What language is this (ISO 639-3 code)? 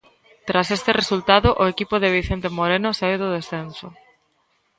glg